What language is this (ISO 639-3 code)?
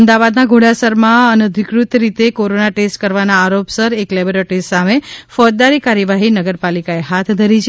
guj